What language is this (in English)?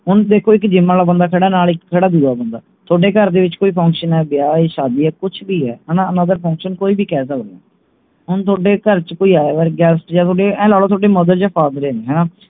Punjabi